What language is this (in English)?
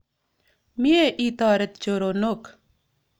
Kalenjin